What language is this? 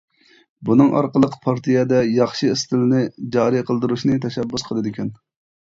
Uyghur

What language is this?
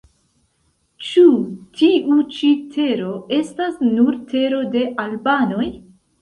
Esperanto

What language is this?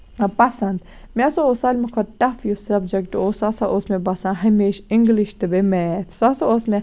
Kashmiri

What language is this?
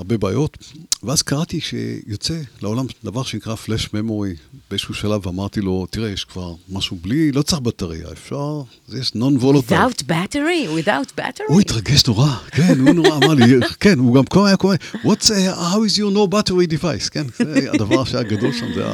Hebrew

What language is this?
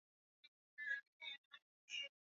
Swahili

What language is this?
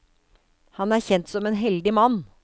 Norwegian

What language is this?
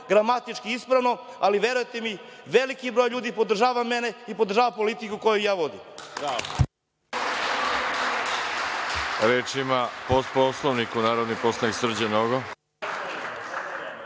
Serbian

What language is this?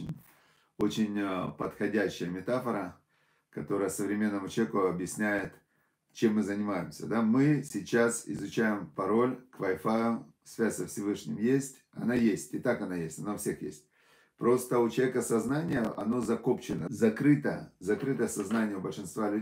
Russian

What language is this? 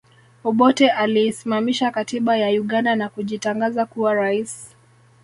Swahili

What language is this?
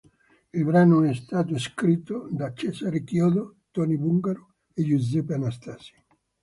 Italian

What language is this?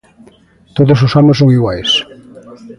Galician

